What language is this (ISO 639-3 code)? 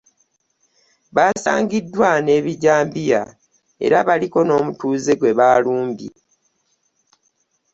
lug